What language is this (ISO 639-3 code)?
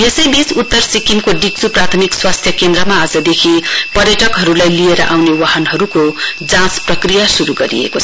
nep